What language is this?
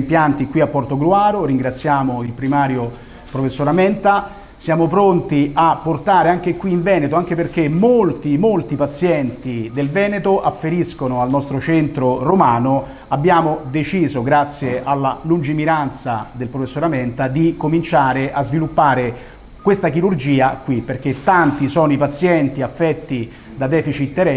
Italian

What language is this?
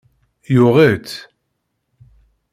Kabyle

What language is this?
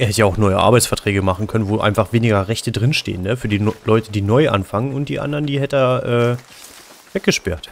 German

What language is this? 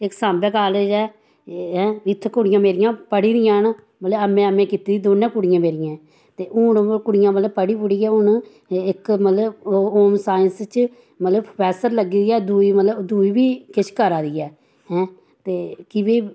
Dogri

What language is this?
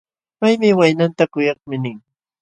Jauja Wanca Quechua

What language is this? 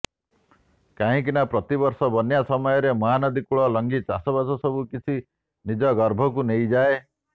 Odia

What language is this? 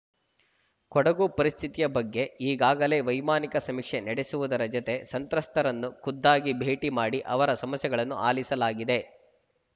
Kannada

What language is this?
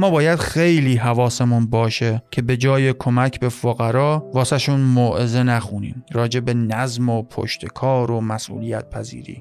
Persian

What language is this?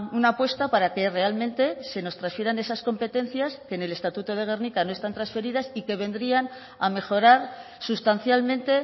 Spanish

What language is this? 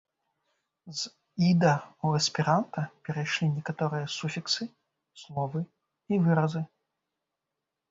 Belarusian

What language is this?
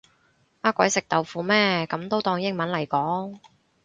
Cantonese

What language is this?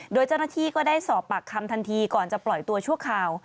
Thai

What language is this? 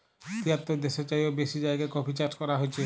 Bangla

